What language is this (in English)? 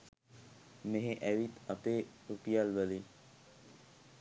Sinhala